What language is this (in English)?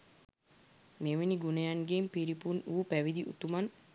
Sinhala